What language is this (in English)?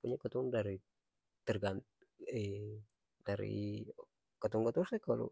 Ambonese Malay